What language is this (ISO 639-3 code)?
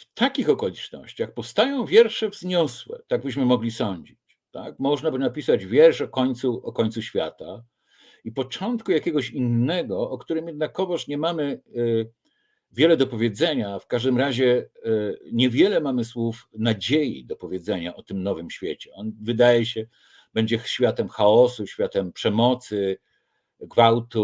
pol